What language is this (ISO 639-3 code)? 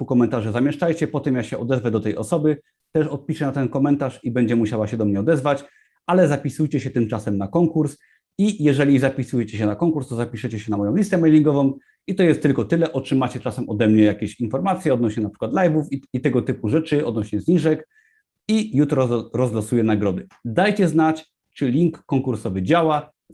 pol